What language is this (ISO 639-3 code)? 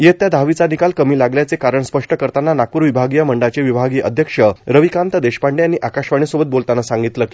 mar